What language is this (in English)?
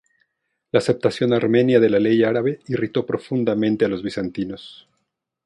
Spanish